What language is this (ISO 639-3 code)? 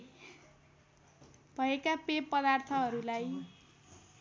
nep